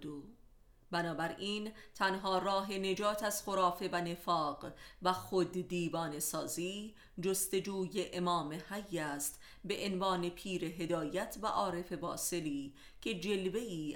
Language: Persian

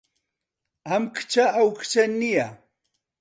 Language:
Central Kurdish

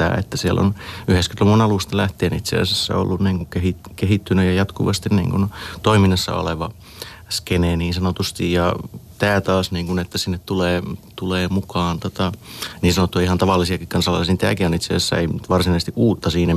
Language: Finnish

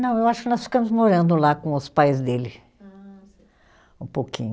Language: Portuguese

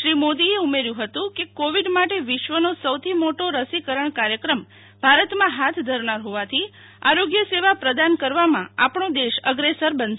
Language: Gujarati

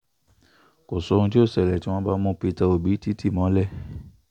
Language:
Yoruba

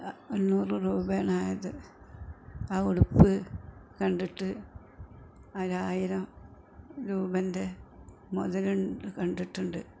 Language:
Malayalam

